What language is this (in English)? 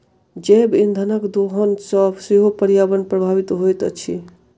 Maithili